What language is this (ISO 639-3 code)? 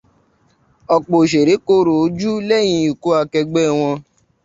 yor